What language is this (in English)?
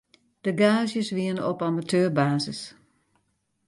Western Frisian